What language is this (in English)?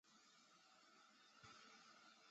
Chinese